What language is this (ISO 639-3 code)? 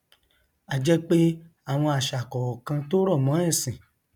yor